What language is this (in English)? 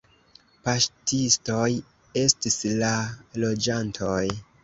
Esperanto